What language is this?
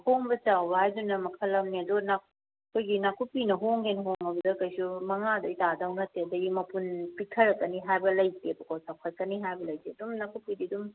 Manipuri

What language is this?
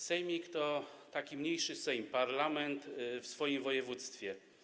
Polish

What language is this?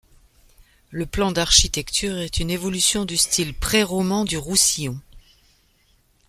French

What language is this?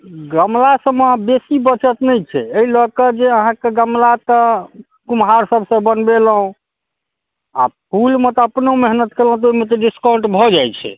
Maithili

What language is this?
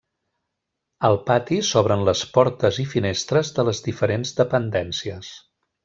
Catalan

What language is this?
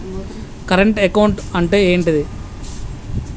Telugu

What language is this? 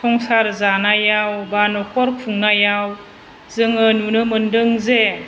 Bodo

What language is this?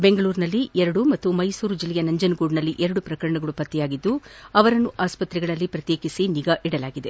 Kannada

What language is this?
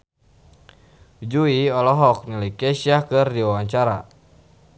Sundanese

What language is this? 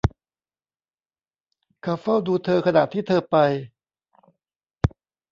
Thai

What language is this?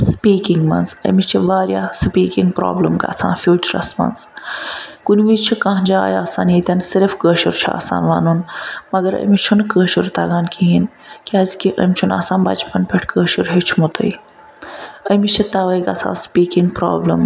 Kashmiri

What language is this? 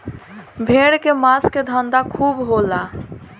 Bhojpuri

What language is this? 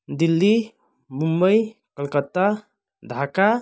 Nepali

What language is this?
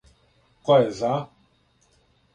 Serbian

